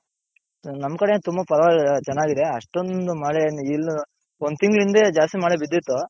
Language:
Kannada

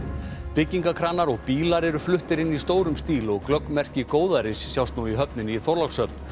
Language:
Icelandic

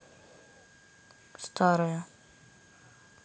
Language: Russian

